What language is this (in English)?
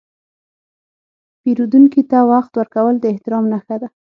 Pashto